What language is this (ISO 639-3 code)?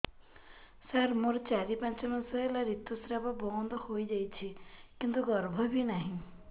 ori